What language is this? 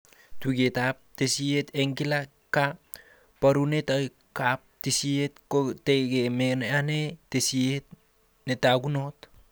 Kalenjin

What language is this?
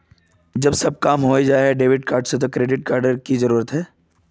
Magahi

